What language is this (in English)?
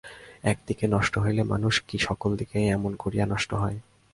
Bangla